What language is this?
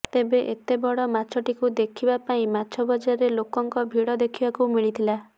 Odia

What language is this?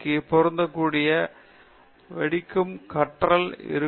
Tamil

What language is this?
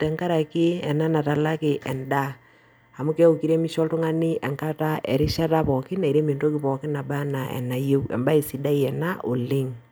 Masai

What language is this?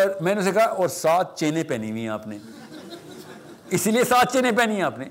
Urdu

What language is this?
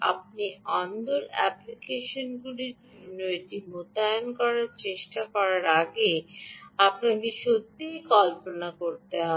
Bangla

